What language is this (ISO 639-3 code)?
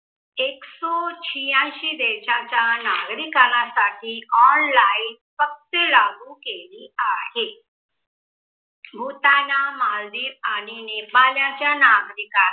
mar